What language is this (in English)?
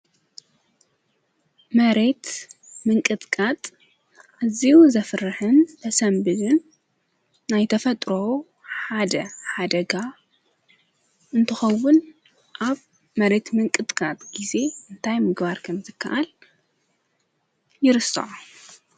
Tigrinya